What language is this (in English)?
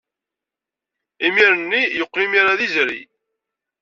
Kabyle